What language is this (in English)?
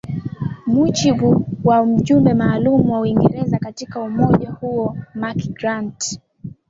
Swahili